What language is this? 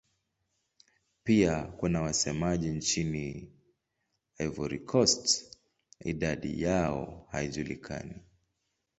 Swahili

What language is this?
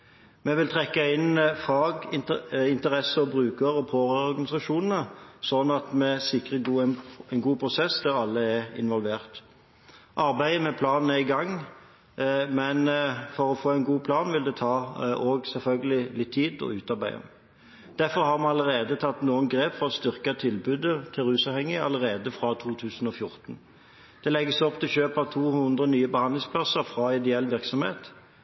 Norwegian Bokmål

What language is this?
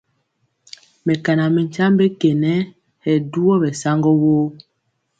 Mpiemo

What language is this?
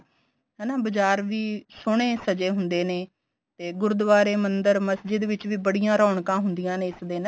Punjabi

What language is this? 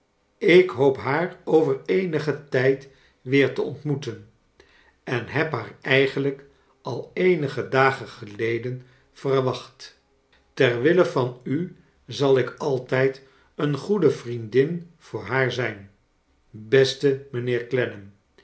Dutch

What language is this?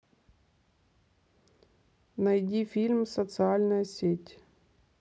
Russian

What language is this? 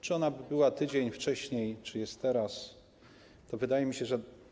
Polish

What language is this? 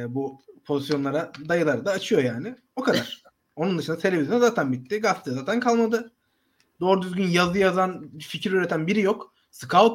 Turkish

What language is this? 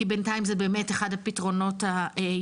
Hebrew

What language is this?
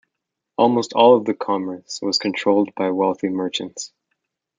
English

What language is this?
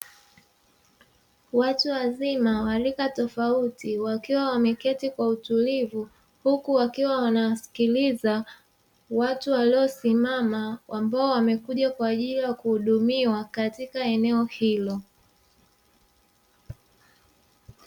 Swahili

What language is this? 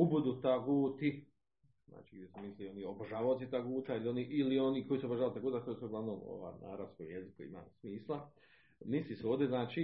Croatian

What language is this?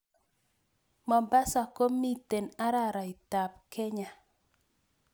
Kalenjin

